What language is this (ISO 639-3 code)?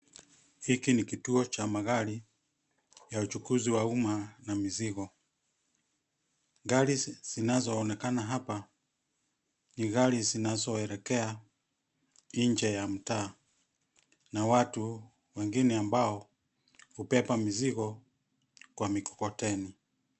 swa